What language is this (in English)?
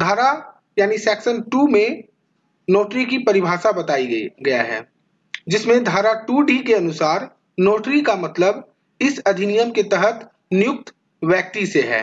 Hindi